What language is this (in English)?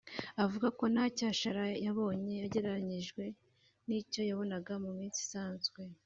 Kinyarwanda